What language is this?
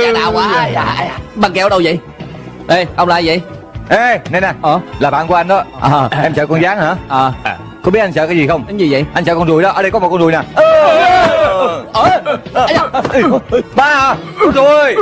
Vietnamese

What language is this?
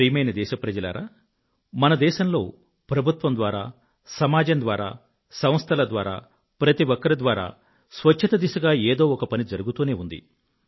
Telugu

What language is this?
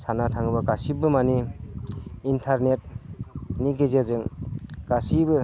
Bodo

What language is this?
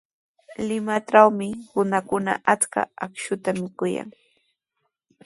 Sihuas Ancash Quechua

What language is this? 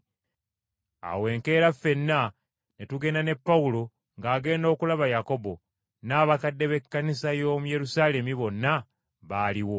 Ganda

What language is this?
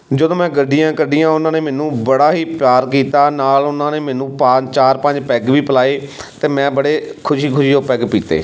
Punjabi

